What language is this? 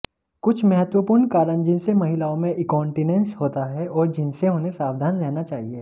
Hindi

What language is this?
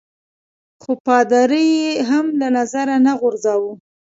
Pashto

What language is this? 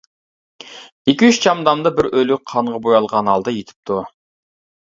Uyghur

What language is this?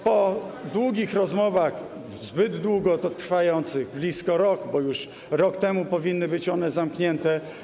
Polish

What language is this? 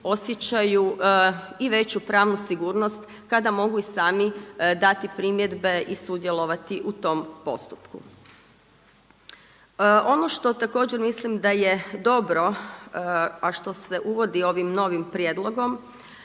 Croatian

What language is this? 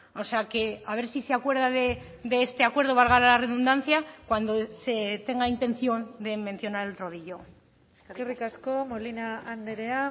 Spanish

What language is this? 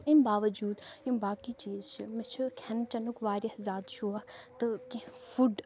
Kashmiri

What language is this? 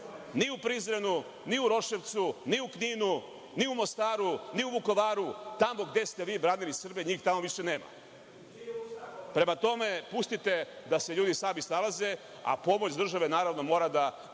Serbian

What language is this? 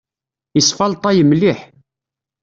Kabyle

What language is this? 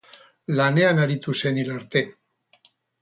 Basque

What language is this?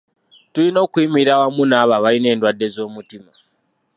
Ganda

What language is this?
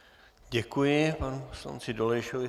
Czech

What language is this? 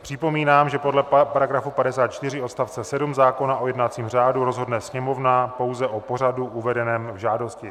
Czech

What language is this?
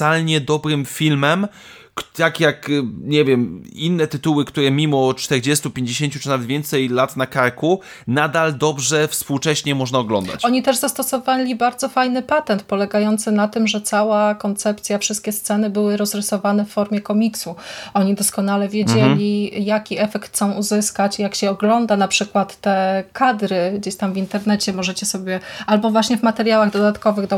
Polish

